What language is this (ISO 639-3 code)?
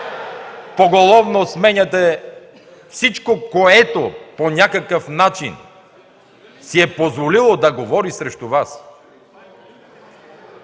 bul